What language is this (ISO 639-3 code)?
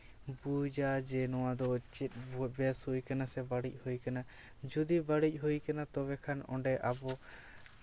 sat